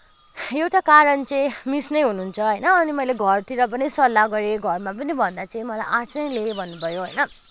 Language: Nepali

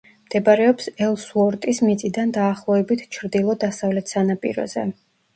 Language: Georgian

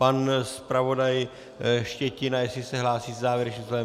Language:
Czech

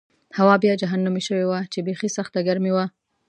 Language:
Pashto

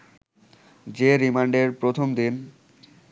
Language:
Bangla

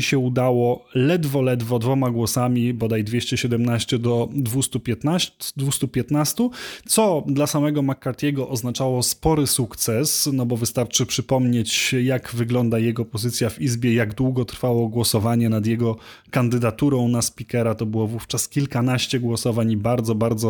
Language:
Polish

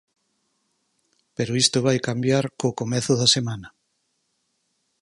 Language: Galician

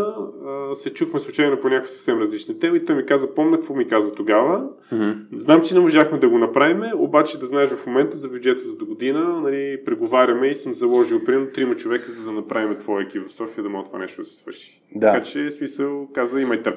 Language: Bulgarian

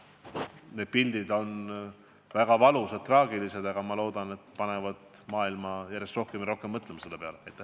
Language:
Estonian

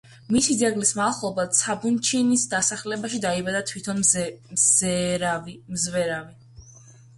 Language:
Georgian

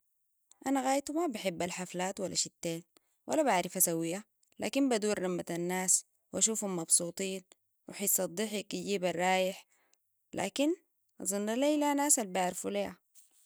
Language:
Sudanese Arabic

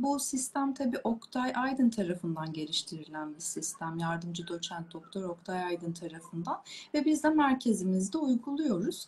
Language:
Turkish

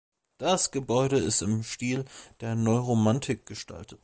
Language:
German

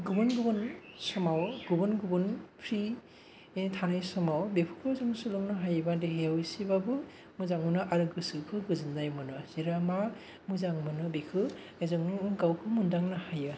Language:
Bodo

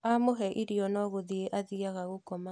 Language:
Kikuyu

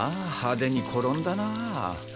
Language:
Japanese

